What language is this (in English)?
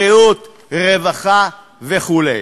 Hebrew